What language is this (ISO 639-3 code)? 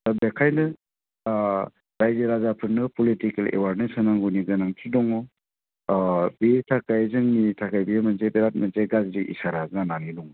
brx